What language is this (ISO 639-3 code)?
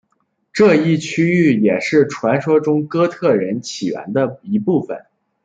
zho